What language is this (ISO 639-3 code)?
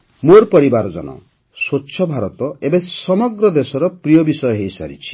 ori